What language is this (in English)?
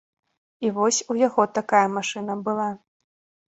Belarusian